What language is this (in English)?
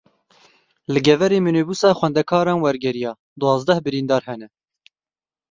Kurdish